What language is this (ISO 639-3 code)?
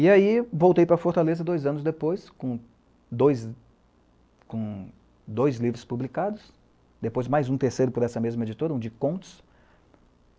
por